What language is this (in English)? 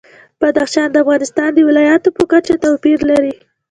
Pashto